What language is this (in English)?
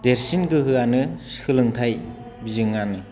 Bodo